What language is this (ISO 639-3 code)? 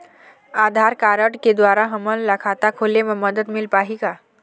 hne